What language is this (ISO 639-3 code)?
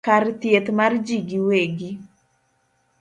luo